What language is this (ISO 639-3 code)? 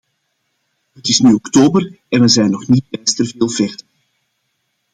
nld